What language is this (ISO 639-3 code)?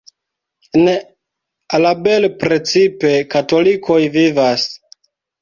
epo